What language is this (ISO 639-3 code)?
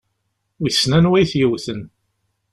kab